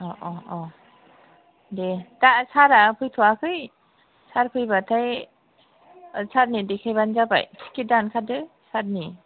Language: Bodo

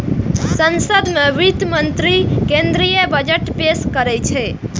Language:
Maithili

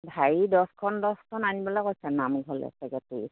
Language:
Assamese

